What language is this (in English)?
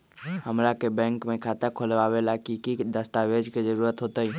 Magahi